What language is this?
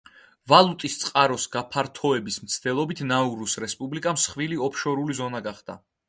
Georgian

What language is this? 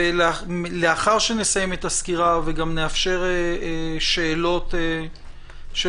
Hebrew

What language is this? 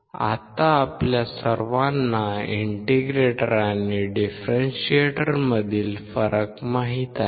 Marathi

